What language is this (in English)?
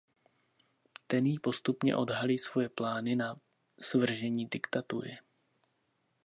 Czech